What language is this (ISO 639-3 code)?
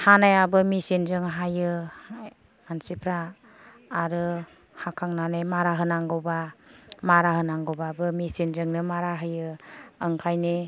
brx